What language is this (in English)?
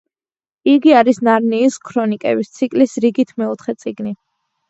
Georgian